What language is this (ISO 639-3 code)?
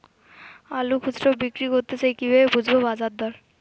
ben